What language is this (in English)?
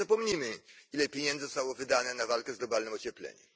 Polish